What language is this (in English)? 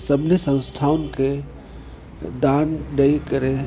Sindhi